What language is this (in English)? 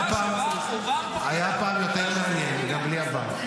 Hebrew